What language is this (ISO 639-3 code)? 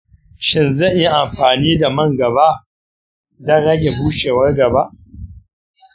hau